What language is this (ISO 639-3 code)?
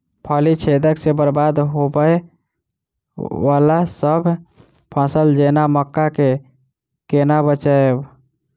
mai